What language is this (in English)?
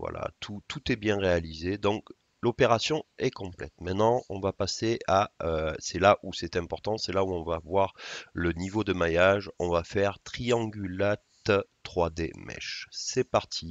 French